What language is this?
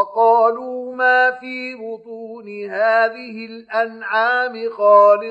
Arabic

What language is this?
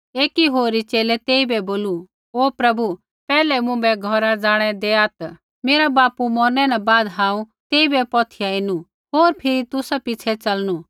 Kullu Pahari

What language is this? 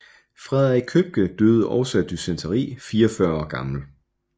Danish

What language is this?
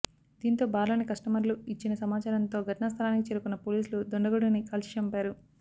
Telugu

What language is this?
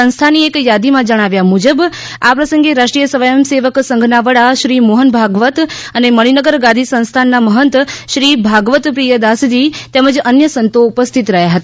Gujarati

